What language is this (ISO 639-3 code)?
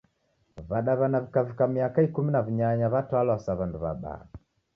dav